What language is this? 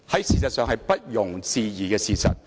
Cantonese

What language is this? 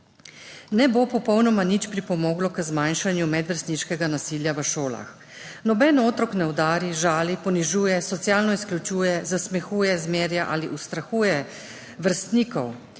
Slovenian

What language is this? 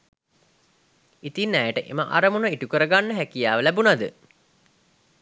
Sinhala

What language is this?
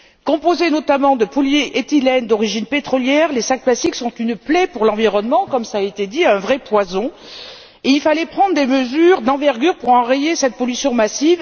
French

